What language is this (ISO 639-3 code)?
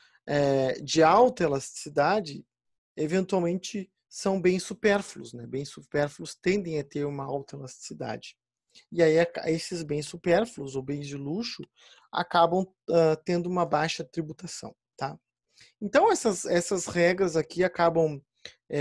por